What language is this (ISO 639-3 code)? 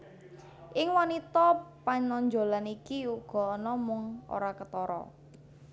jav